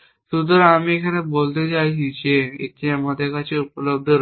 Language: Bangla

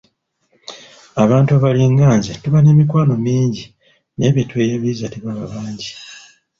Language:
Ganda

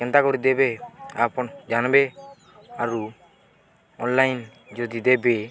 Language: Odia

